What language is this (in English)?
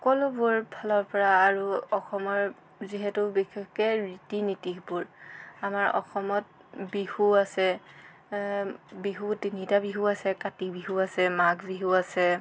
Assamese